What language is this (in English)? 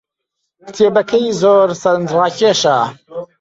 Central Kurdish